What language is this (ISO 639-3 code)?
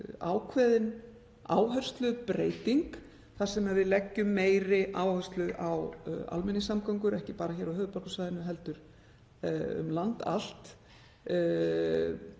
isl